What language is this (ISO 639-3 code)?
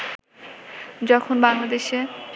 ben